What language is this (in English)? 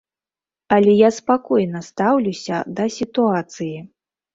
Belarusian